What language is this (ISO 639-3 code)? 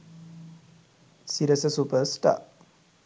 sin